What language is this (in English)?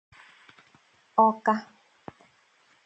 Igbo